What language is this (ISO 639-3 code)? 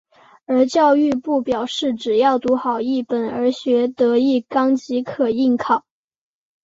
zho